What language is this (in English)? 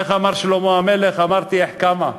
Hebrew